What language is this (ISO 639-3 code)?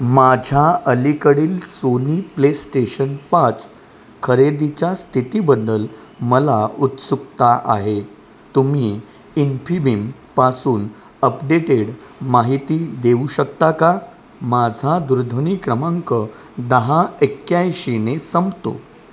mar